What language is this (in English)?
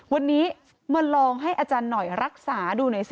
Thai